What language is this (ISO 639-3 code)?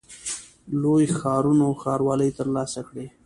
pus